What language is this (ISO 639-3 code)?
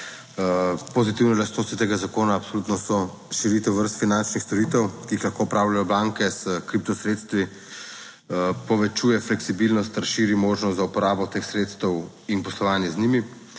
slv